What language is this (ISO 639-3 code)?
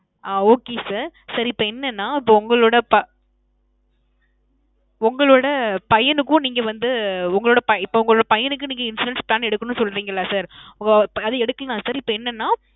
tam